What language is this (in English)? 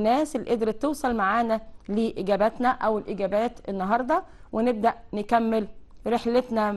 Arabic